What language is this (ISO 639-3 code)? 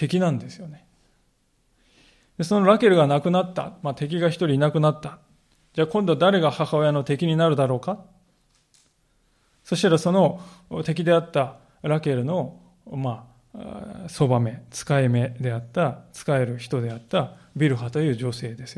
jpn